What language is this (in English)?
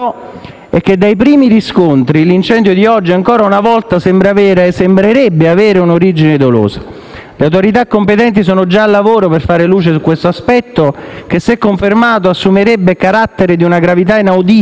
Italian